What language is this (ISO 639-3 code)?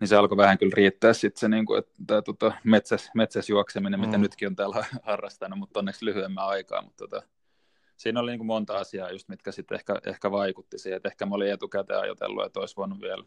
fin